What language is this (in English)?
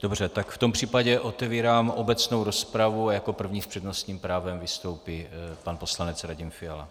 Czech